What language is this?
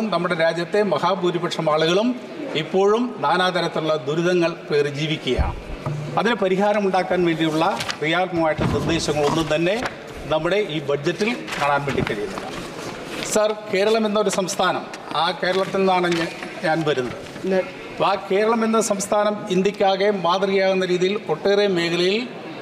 Malayalam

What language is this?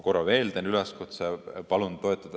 Estonian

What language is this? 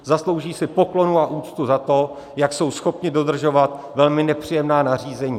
Czech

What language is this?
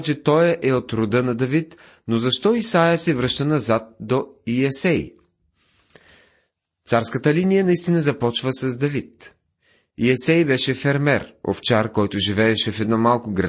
Bulgarian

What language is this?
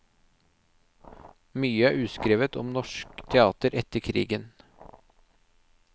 Norwegian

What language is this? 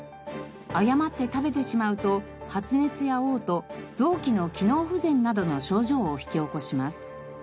Japanese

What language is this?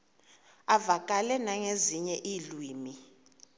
Xhosa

